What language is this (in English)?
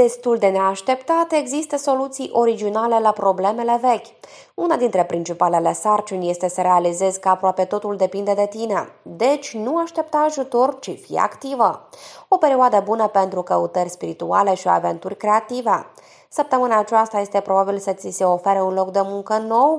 Romanian